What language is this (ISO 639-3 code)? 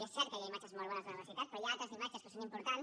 cat